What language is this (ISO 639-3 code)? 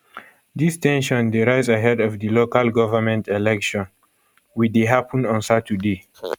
pcm